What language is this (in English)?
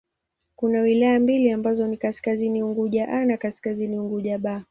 Swahili